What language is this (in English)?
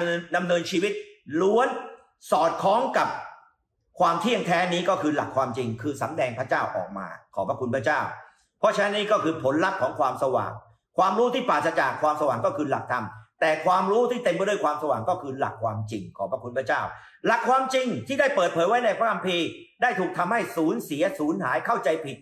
Thai